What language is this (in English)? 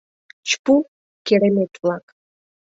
Mari